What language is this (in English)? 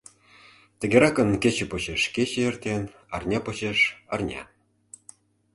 Mari